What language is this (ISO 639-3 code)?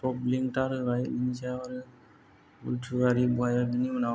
brx